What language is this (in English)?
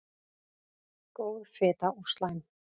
Icelandic